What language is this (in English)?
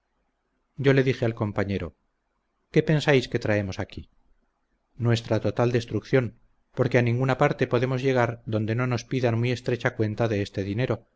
Spanish